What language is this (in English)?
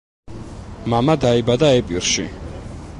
Georgian